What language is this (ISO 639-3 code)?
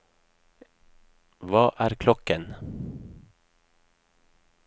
nor